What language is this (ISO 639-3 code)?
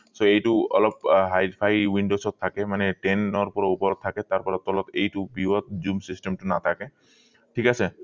asm